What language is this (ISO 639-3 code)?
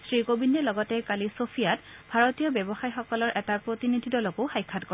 asm